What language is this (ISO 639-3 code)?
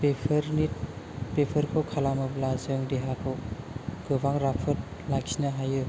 brx